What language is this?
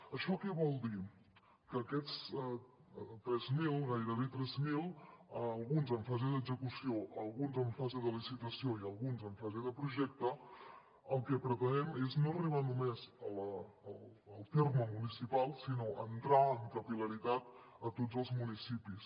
Catalan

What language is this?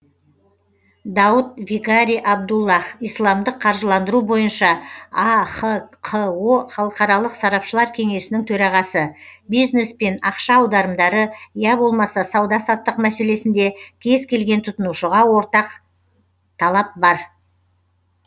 Kazakh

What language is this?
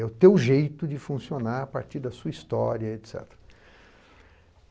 Portuguese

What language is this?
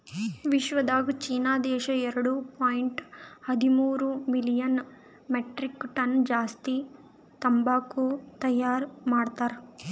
Kannada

